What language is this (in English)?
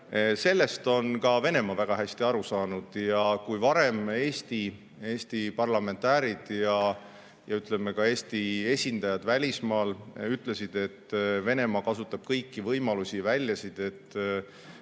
Estonian